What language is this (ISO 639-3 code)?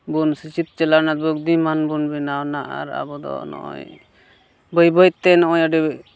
sat